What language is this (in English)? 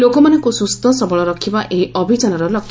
Odia